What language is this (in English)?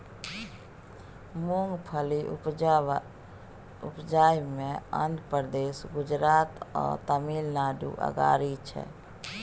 Maithili